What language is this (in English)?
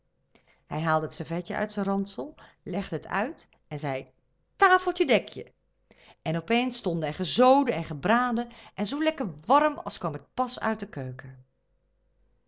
Dutch